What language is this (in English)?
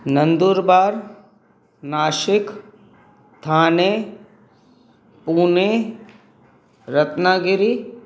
Sindhi